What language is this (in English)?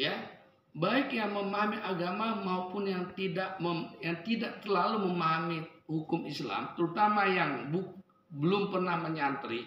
Indonesian